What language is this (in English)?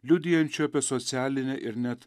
Lithuanian